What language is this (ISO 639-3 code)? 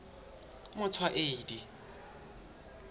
sot